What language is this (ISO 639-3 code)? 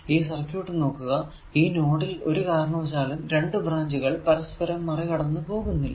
mal